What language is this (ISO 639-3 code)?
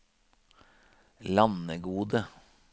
nor